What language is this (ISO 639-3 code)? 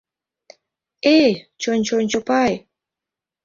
chm